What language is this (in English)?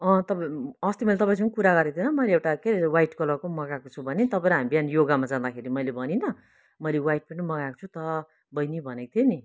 Nepali